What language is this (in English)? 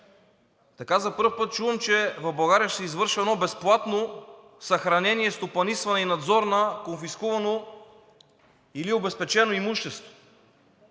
Bulgarian